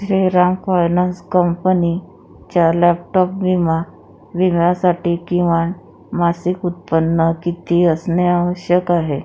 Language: Marathi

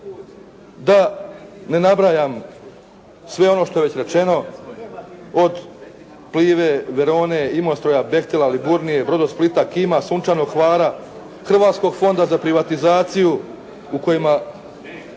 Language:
Croatian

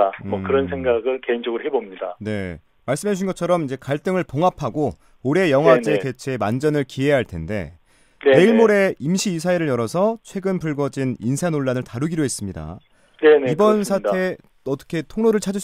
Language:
Korean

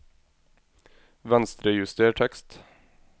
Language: Norwegian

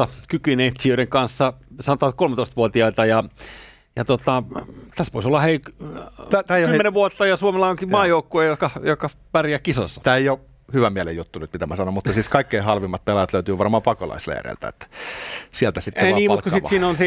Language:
Finnish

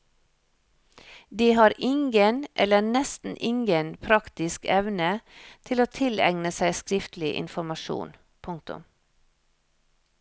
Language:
Norwegian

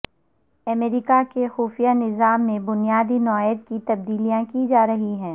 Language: Urdu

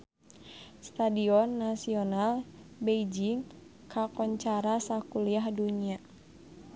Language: Sundanese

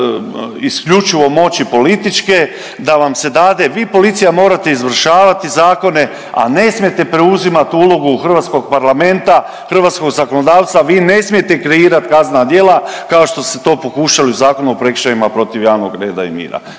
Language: Croatian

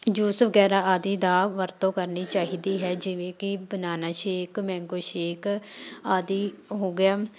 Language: Punjabi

